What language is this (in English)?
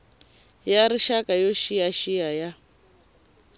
Tsonga